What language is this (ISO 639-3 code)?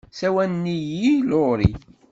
kab